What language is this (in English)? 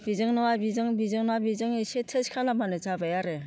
Bodo